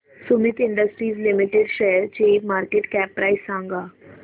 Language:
Marathi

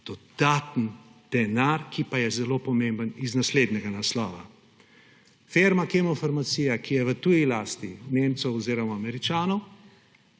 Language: Slovenian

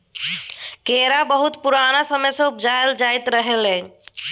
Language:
Maithili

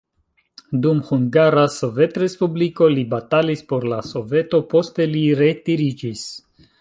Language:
Esperanto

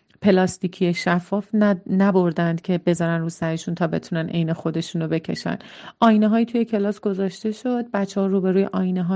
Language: Persian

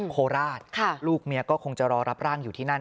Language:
Thai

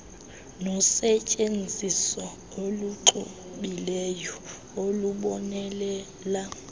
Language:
Xhosa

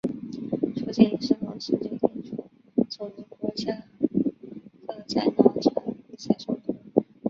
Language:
Chinese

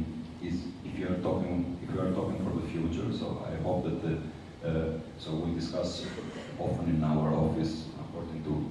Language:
English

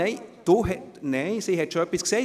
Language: Swiss German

